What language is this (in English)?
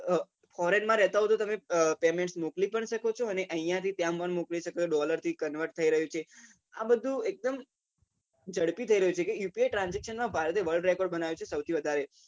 Gujarati